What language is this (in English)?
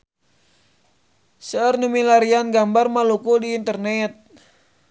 Sundanese